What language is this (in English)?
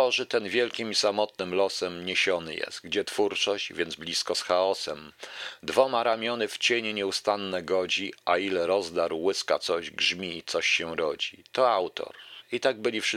Polish